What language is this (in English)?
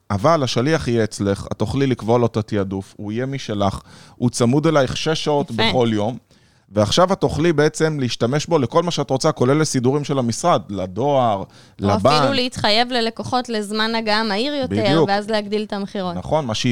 Hebrew